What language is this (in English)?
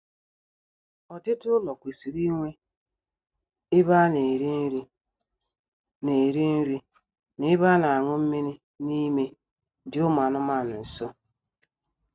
Igbo